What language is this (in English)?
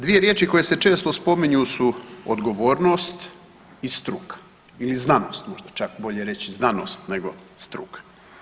Croatian